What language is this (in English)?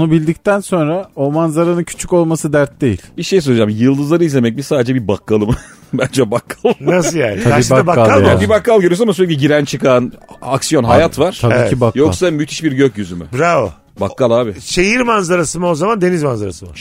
Turkish